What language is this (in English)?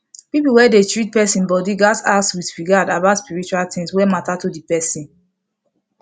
Nigerian Pidgin